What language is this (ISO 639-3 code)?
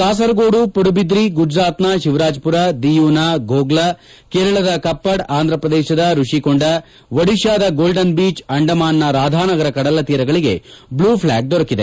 kan